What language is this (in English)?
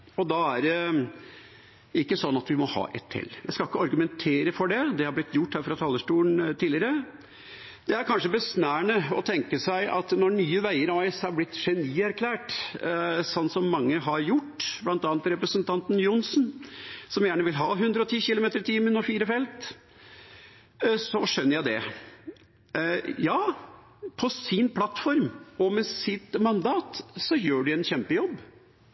Norwegian Bokmål